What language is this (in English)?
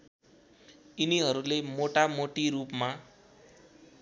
Nepali